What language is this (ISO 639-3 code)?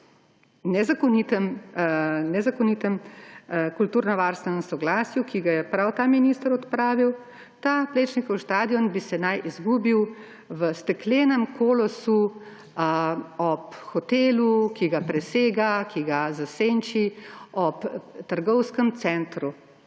slv